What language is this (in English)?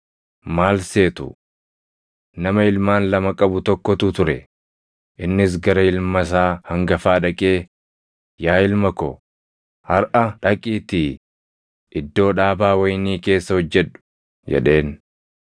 Oromo